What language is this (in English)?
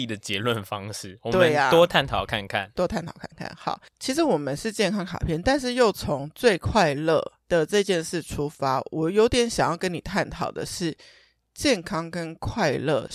Chinese